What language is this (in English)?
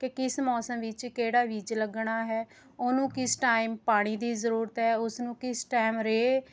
Punjabi